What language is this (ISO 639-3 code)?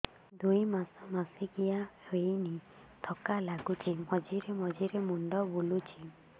ori